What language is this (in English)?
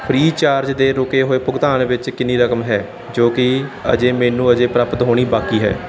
Punjabi